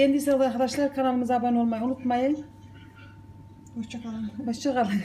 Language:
Turkish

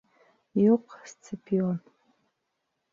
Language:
Bashkir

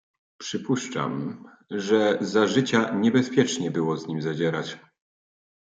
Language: Polish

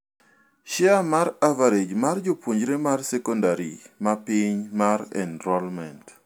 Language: Luo (Kenya and Tanzania)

